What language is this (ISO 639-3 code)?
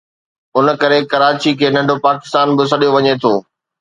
snd